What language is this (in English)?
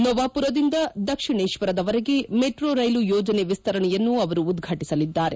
Kannada